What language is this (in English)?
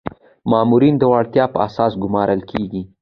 Pashto